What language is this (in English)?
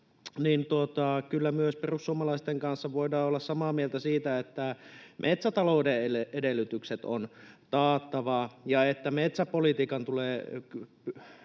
Finnish